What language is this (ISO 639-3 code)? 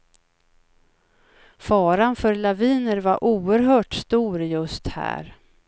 swe